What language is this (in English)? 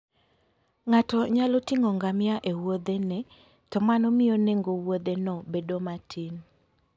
Luo (Kenya and Tanzania)